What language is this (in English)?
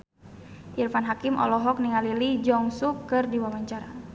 Sundanese